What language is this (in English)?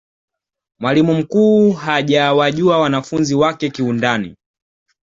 Swahili